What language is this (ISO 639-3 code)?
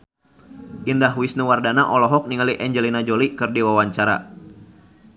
sun